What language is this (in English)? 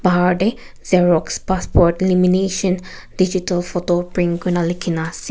Naga Pidgin